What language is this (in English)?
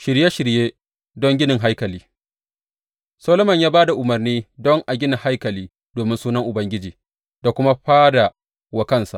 Hausa